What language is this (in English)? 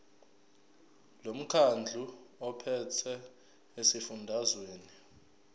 Zulu